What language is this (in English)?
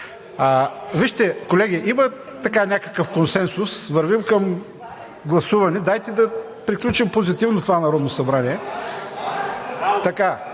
Bulgarian